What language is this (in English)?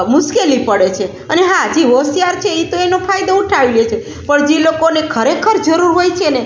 Gujarati